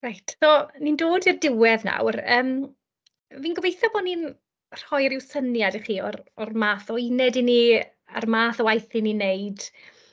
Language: Welsh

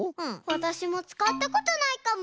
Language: Japanese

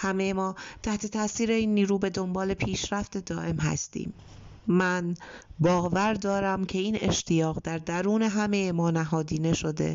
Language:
Persian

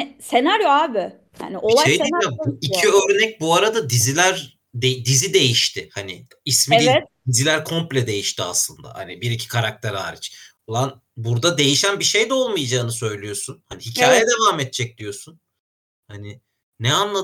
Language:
Turkish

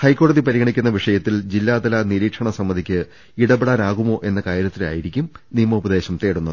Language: Malayalam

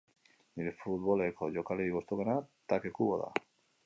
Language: Basque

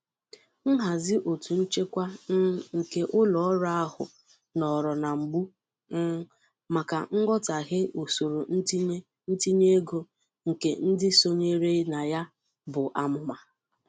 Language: Igbo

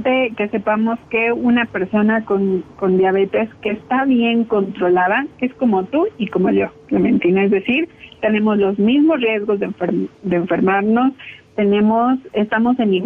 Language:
Spanish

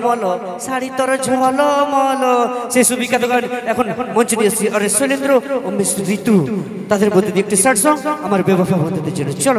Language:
Bangla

